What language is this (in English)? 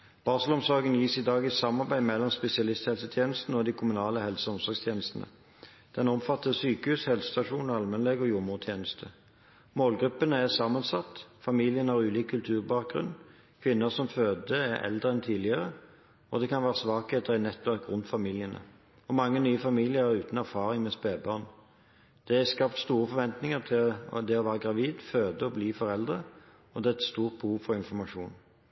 Norwegian Bokmål